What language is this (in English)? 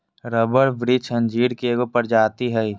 Magahi